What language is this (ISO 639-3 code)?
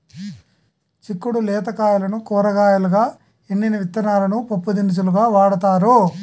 tel